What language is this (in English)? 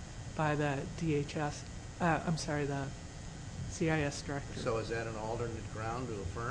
English